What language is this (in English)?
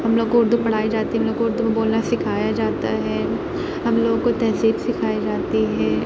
Urdu